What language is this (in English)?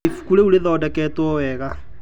Kikuyu